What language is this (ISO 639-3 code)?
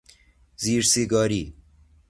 fas